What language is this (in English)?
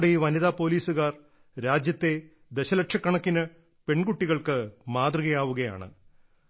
Malayalam